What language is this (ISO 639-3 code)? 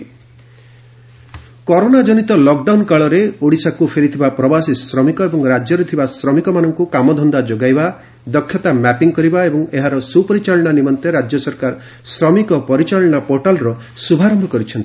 ori